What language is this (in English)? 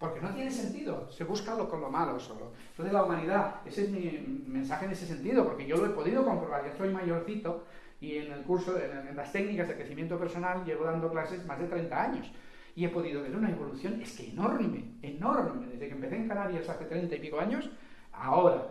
Spanish